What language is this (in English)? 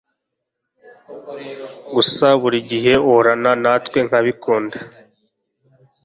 Kinyarwanda